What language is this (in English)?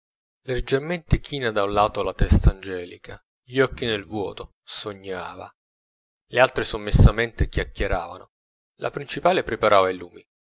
Italian